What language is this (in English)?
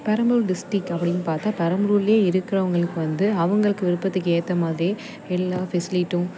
Tamil